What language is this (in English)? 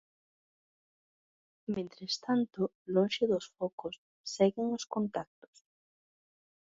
Galician